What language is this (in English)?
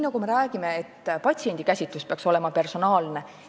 Estonian